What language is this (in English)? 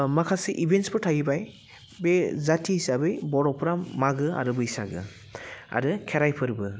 Bodo